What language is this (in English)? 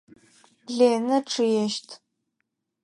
Adyghe